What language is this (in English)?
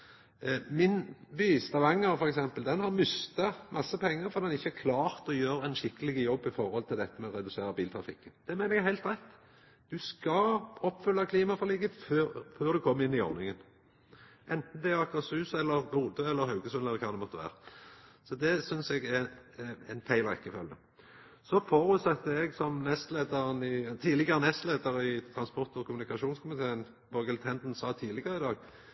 Norwegian Nynorsk